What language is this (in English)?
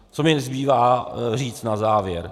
Czech